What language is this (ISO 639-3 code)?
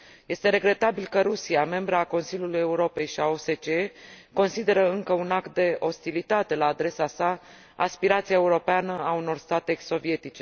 ron